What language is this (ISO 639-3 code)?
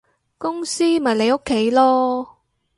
yue